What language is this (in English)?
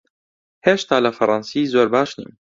Central Kurdish